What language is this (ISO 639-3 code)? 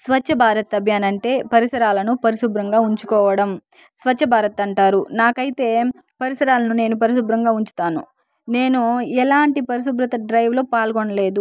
tel